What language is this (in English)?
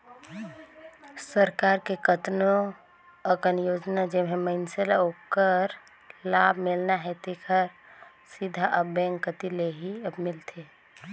Chhattisgarhi